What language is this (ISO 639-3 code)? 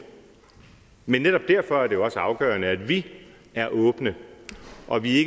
dan